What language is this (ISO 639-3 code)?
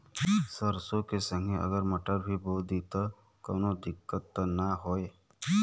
bho